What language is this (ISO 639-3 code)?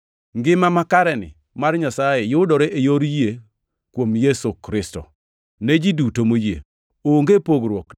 luo